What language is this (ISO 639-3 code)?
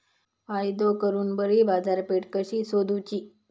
mar